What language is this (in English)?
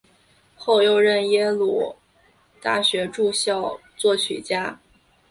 Chinese